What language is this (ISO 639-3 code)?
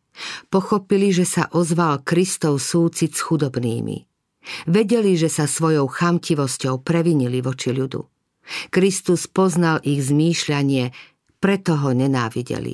slk